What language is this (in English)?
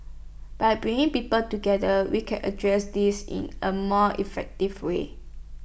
English